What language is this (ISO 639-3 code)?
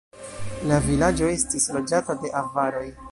epo